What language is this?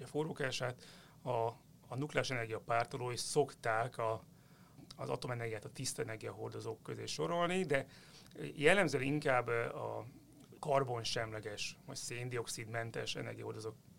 Hungarian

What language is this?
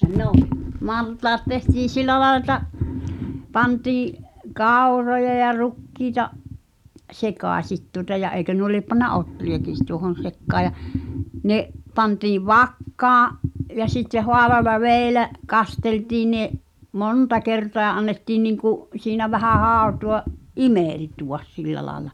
Finnish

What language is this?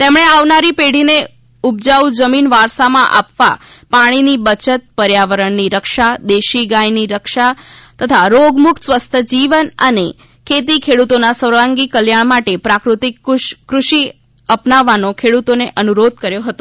Gujarati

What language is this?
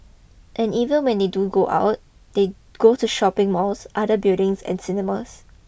English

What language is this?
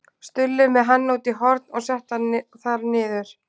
Icelandic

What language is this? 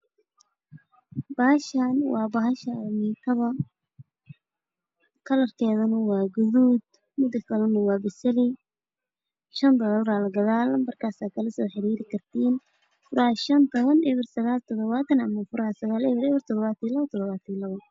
Somali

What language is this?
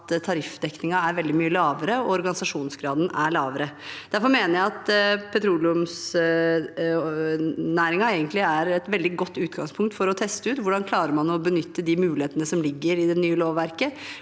Norwegian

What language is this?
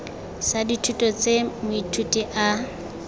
Tswana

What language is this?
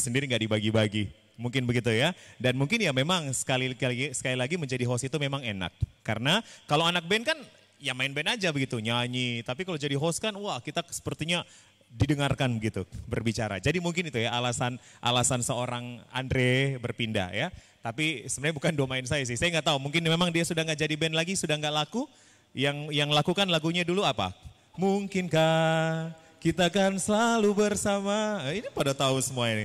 Indonesian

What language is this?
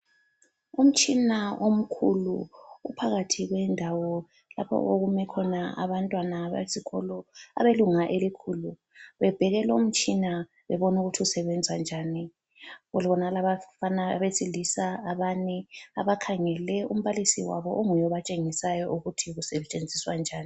North Ndebele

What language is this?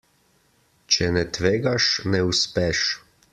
Slovenian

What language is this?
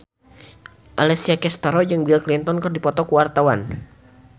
Sundanese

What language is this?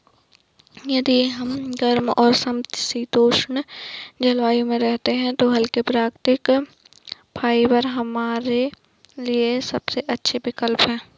Hindi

